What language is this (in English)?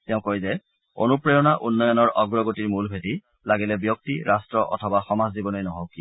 Assamese